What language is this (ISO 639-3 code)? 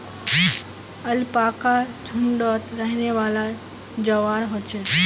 mag